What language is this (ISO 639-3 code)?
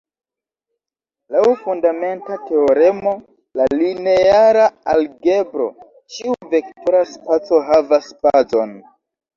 epo